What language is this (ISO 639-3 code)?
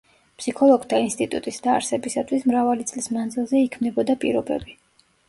kat